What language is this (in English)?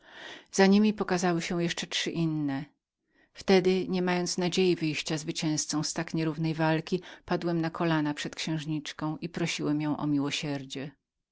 Polish